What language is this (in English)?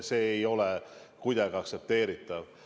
Estonian